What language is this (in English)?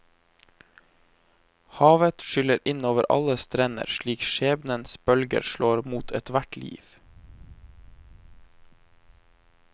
Norwegian